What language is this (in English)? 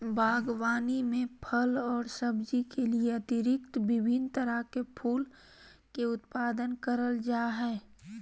Magahi